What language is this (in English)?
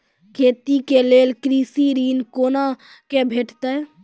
Maithili